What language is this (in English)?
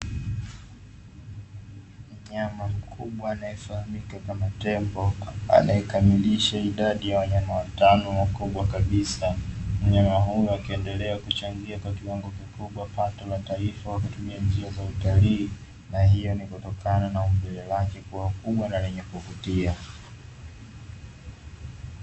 Swahili